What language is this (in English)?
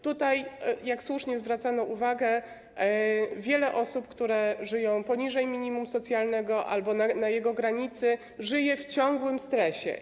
Polish